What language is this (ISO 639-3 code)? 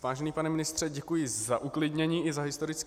ces